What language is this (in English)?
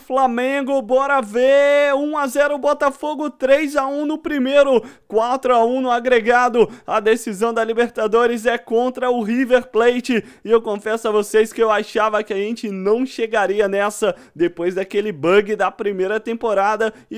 Portuguese